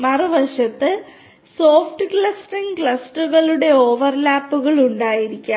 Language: Malayalam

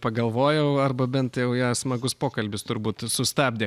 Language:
Lithuanian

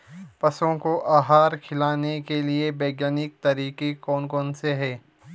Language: Hindi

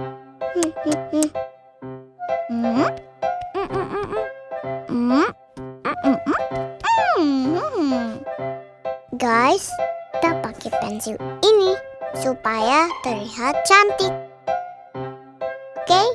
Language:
Indonesian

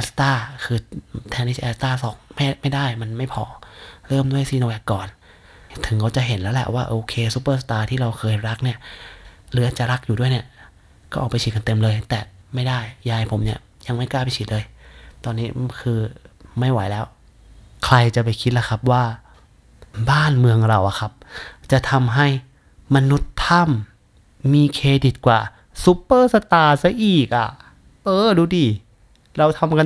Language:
Thai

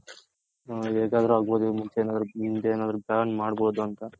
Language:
Kannada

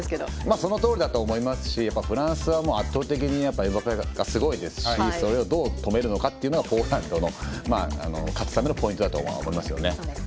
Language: Japanese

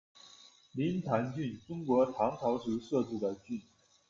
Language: Chinese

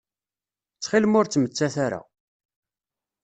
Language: Kabyle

